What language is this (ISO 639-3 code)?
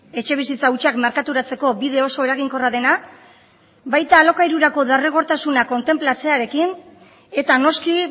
eus